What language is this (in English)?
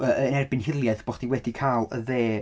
Welsh